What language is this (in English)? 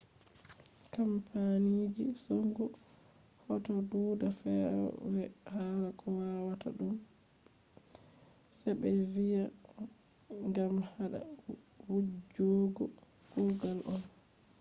Fula